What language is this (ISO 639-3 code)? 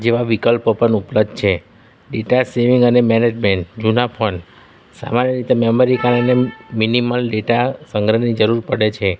guj